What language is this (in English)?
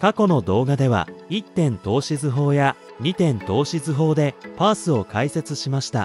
Japanese